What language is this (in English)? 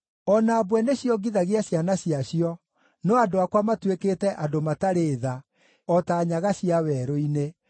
Kikuyu